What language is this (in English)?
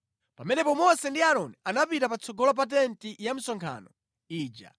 Nyanja